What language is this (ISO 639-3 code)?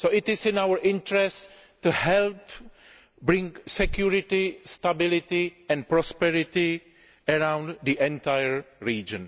eng